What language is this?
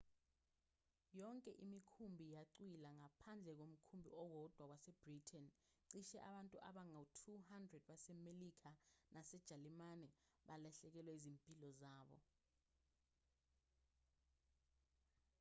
Zulu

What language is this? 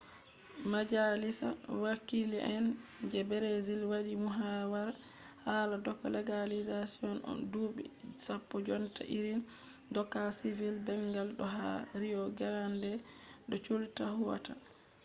Fula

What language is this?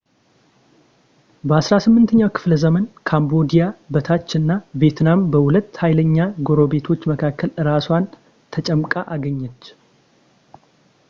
Amharic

